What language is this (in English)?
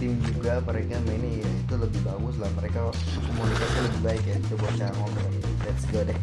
Indonesian